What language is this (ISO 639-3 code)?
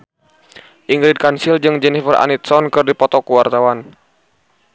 sun